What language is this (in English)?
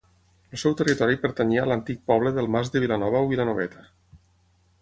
Catalan